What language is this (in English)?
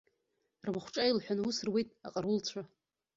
Abkhazian